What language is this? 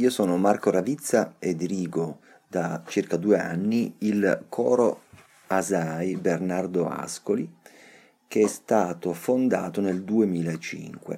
Italian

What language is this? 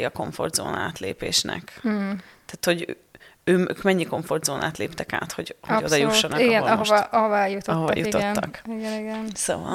Hungarian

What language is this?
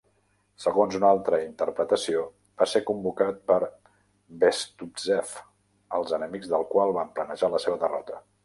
Catalan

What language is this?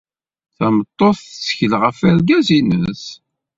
Kabyle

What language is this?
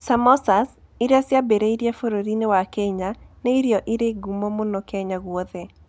Kikuyu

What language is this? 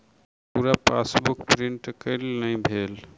Maithili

